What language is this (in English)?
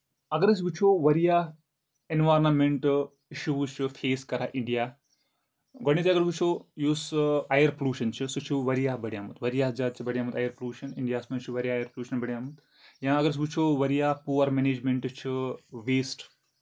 Kashmiri